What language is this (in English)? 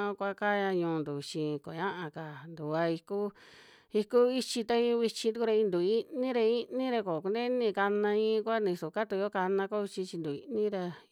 Western Juxtlahuaca Mixtec